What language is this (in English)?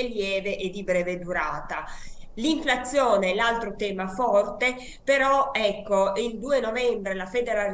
Italian